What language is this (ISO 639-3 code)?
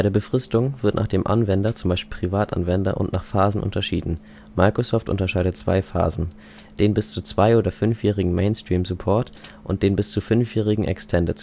deu